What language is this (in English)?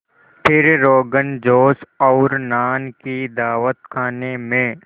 Hindi